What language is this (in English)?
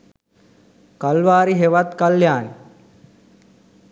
Sinhala